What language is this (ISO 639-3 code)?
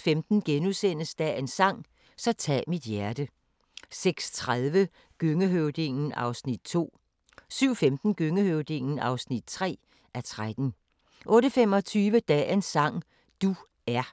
dan